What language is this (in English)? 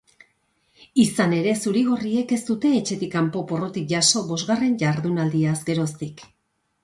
Basque